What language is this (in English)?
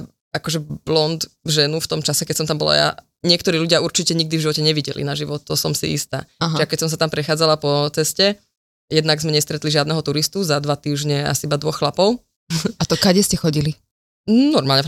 Slovak